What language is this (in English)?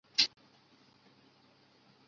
Chinese